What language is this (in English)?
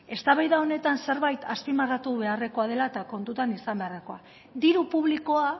Basque